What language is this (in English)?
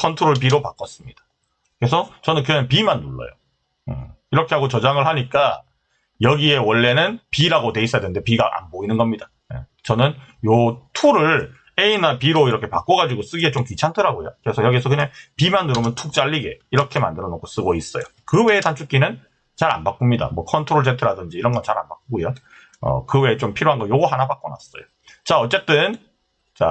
Korean